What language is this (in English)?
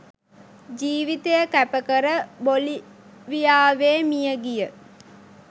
Sinhala